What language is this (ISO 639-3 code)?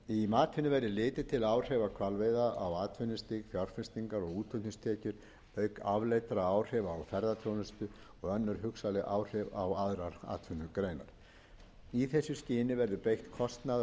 isl